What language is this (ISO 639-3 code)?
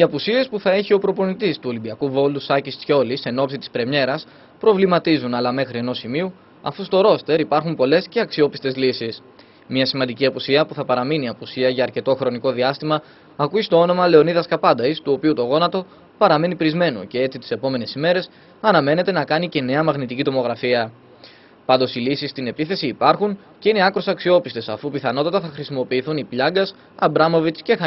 ell